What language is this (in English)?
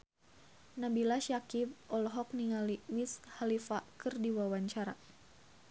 Sundanese